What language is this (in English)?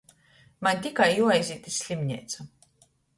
Latgalian